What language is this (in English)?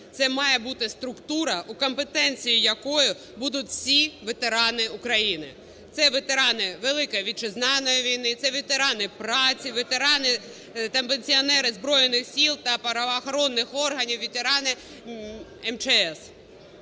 Ukrainian